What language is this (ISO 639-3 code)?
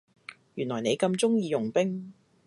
yue